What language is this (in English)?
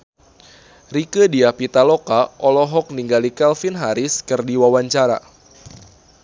Sundanese